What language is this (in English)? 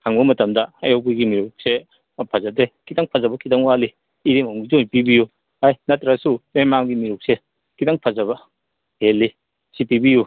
Manipuri